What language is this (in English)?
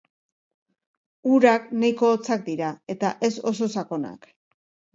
Basque